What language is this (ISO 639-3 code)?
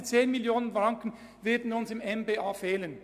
gsw